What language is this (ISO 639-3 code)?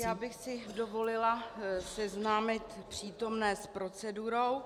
ces